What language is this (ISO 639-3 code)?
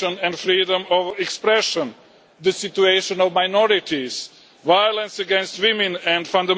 eng